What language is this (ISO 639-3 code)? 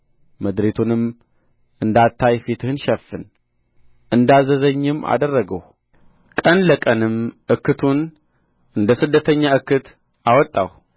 amh